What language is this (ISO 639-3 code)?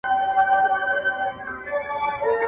pus